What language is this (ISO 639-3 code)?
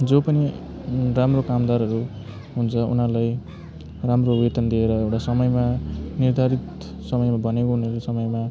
nep